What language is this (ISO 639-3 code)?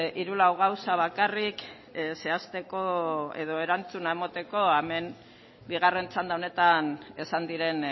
eus